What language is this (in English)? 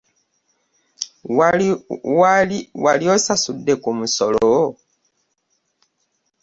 Ganda